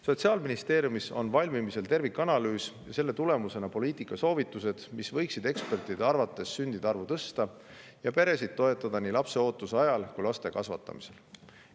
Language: Estonian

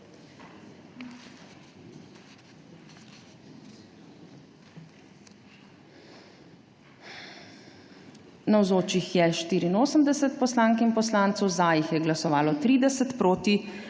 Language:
Slovenian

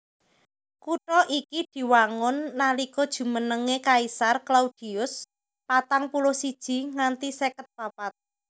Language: Javanese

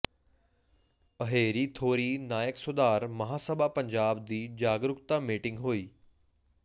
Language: Punjabi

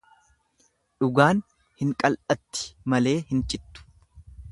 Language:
Oromo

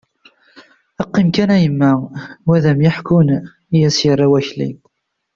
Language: Kabyle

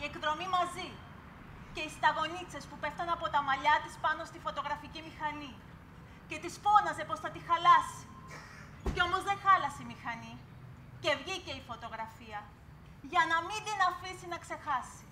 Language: Greek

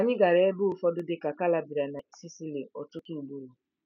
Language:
Igbo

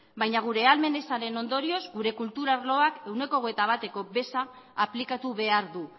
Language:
Basque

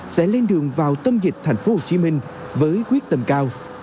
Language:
Vietnamese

